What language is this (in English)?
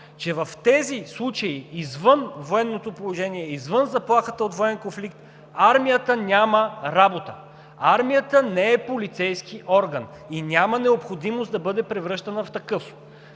Bulgarian